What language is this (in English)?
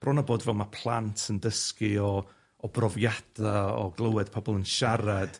Welsh